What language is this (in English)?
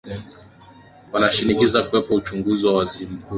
Swahili